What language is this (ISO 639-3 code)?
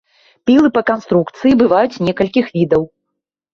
bel